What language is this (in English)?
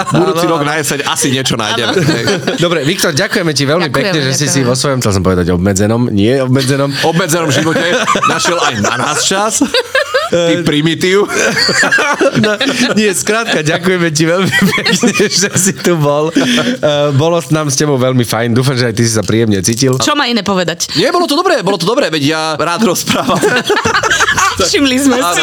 Slovak